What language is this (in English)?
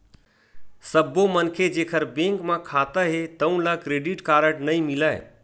Chhattisgarhi